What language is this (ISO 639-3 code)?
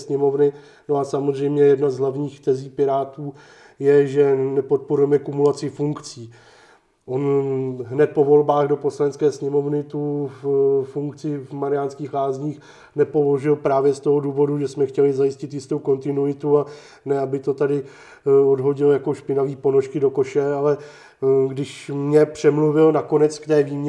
ces